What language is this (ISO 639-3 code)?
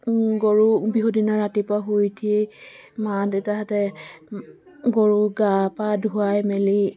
asm